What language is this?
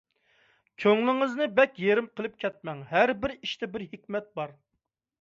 Uyghur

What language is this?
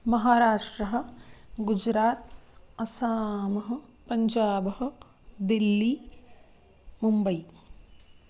Sanskrit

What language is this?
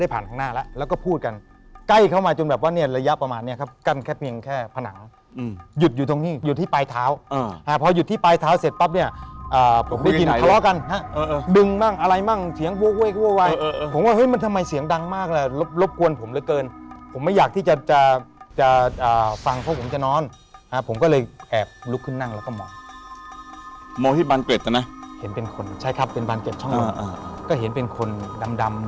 Thai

